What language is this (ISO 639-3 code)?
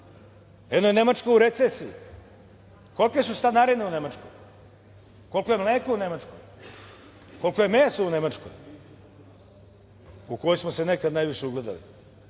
srp